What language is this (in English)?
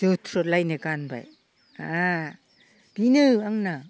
Bodo